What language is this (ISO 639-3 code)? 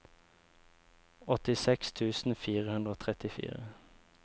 nor